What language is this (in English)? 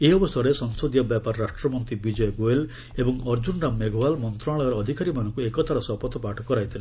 Odia